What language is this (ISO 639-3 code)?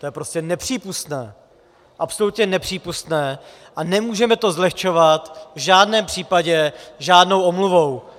ces